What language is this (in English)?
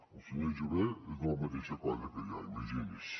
Catalan